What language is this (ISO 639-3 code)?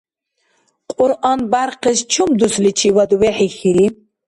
dar